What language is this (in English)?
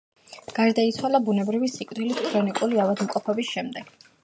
Georgian